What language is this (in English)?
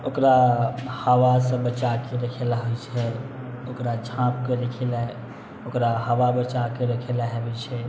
Maithili